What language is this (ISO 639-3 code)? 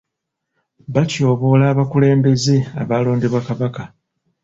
lug